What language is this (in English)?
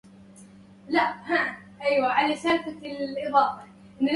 Arabic